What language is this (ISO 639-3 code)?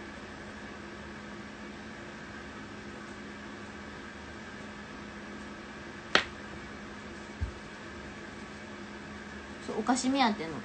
jpn